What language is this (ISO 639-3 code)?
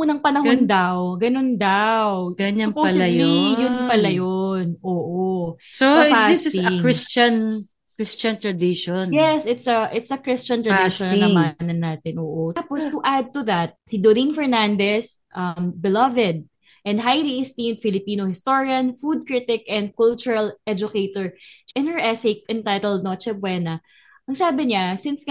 fil